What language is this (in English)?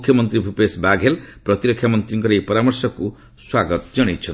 Odia